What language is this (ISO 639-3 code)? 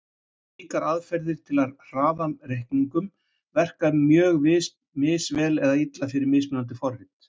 isl